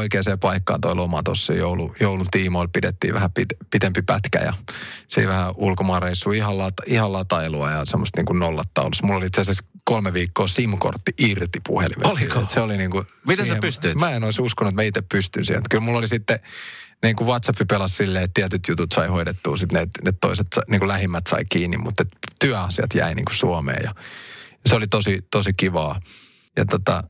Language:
Finnish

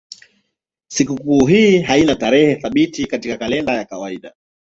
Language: Swahili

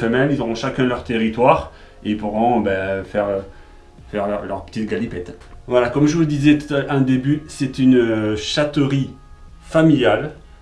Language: French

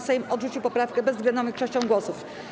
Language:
Polish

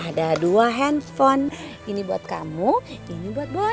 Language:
Indonesian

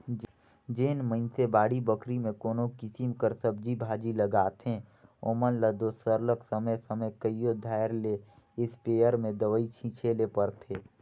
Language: Chhattisgarhi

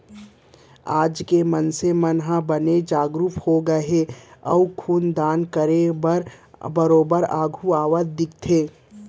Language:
Chhattisgarhi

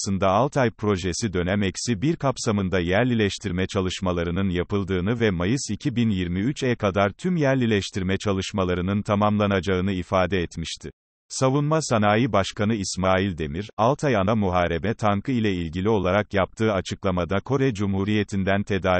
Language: Turkish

